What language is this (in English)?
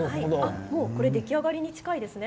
Japanese